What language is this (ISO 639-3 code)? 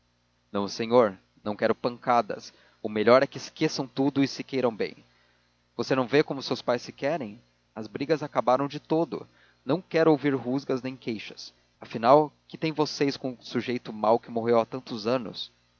por